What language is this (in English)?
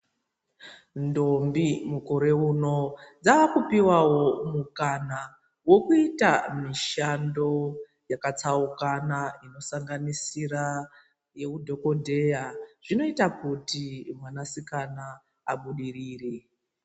Ndau